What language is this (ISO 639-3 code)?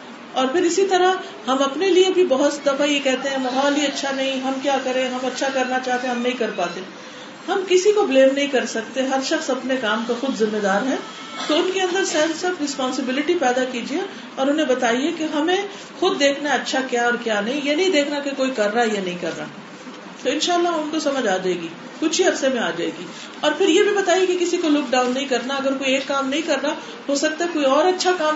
urd